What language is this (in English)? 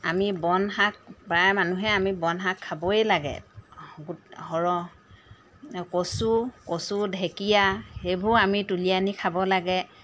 Assamese